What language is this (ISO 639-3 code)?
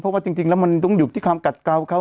tha